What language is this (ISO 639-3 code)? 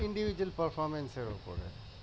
ben